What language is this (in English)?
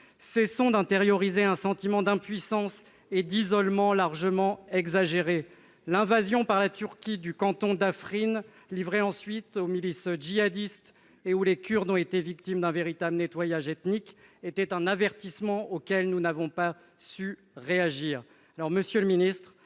French